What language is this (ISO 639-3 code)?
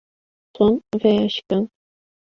kur